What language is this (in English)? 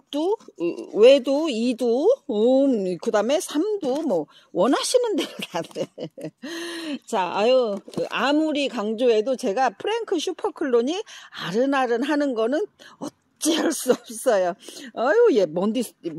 Korean